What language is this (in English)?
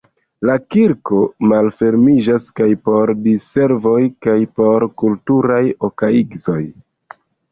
Esperanto